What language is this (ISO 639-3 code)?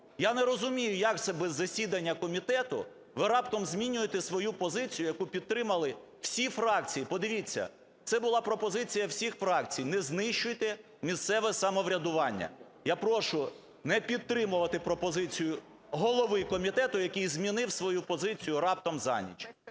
ukr